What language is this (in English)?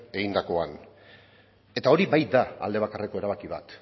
Basque